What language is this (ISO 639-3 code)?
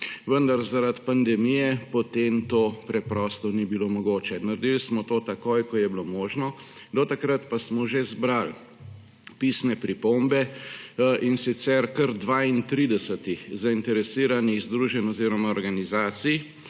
slv